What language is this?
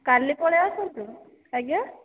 Odia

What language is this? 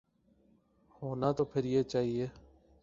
Urdu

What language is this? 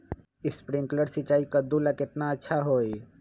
Magahi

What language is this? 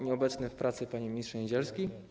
Polish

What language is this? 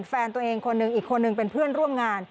Thai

